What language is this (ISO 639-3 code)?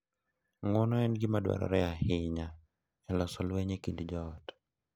luo